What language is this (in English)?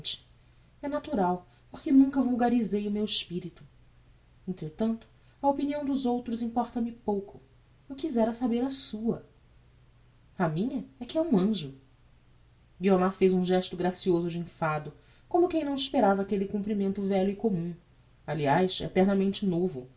Portuguese